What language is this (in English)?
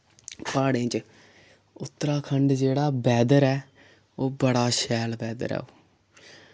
Dogri